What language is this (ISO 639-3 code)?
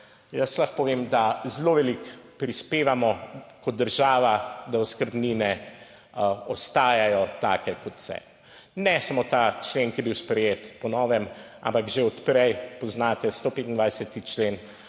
slv